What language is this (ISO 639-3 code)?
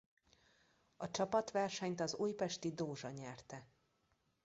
hun